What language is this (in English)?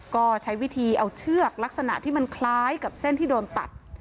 Thai